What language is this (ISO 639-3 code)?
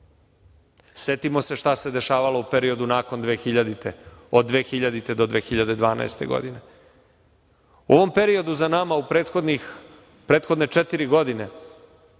srp